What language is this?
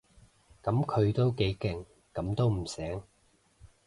Cantonese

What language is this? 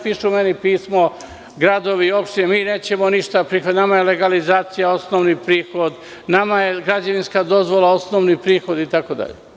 Serbian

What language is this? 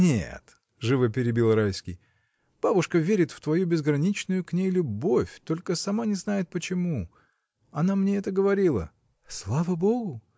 Russian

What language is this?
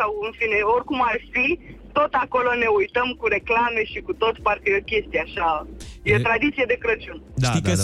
Romanian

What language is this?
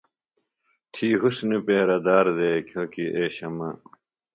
Phalura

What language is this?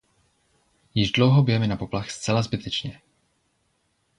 Czech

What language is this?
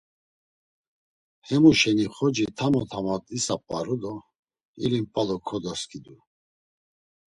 Laz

